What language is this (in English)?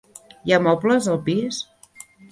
Catalan